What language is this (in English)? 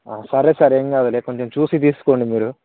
Telugu